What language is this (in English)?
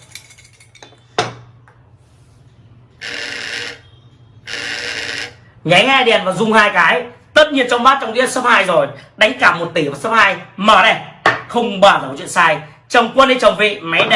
Vietnamese